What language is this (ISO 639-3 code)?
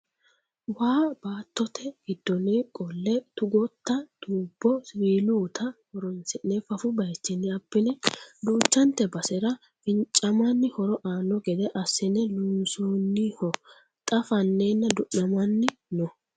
sid